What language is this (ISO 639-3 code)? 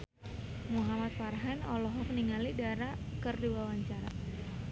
sun